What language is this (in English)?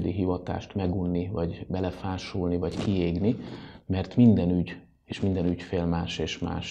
Hungarian